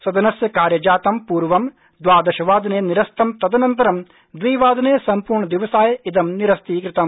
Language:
Sanskrit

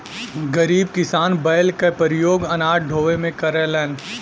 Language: Bhojpuri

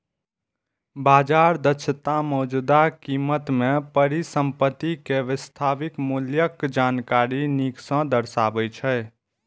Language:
Maithili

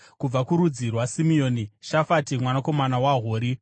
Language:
Shona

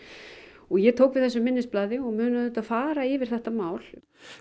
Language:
Icelandic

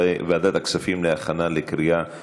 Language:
Hebrew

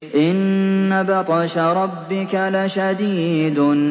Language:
Arabic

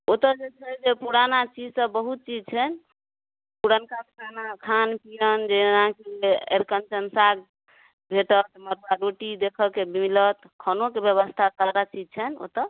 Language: Maithili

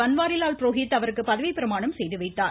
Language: Tamil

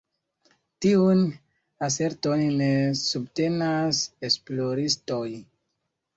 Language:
Esperanto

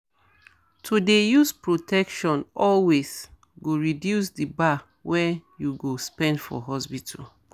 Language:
Nigerian Pidgin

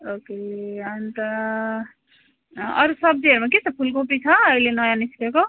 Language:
Nepali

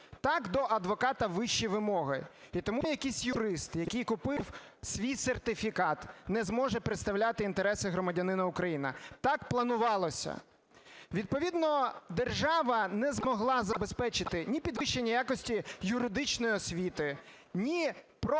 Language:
Ukrainian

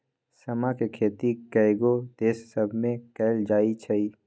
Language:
Magahi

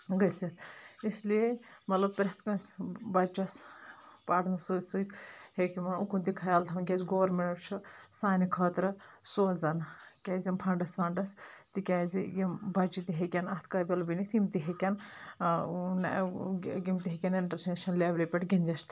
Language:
Kashmiri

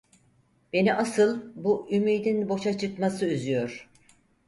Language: Turkish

